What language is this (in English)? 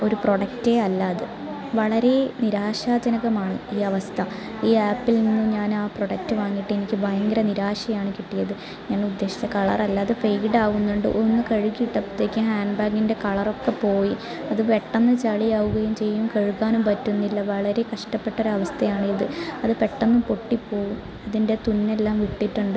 Malayalam